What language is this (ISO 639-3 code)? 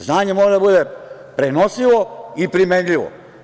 srp